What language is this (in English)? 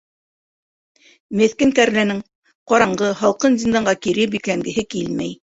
Bashkir